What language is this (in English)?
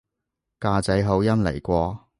Cantonese